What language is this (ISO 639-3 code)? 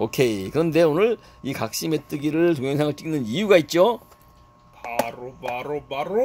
kor